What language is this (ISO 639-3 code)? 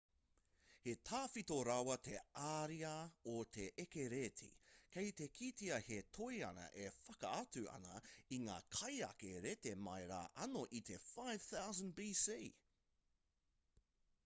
mri